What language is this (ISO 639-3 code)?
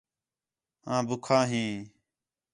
xhe